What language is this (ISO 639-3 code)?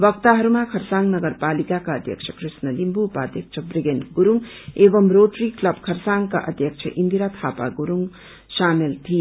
nep